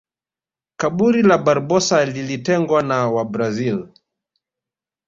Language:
Swahili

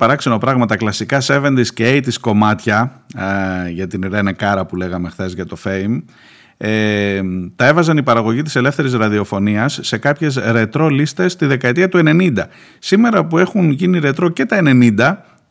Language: Greek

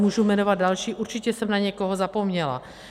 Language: Czech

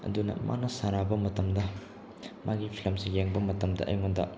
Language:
Manipuri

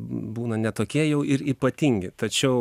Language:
Lithuanian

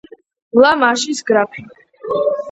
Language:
Georgian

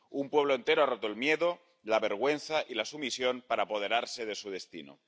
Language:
Spanish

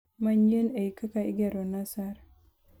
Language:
Luo (Kenya and Tanzania)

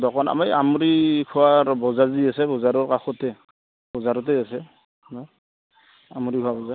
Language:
Assamese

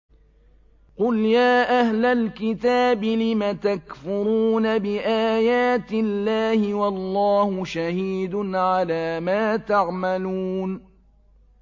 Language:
Arabic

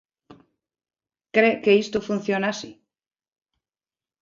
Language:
Galician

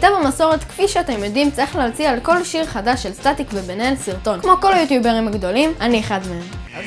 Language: Hebrew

